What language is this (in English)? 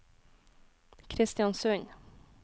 Norwegian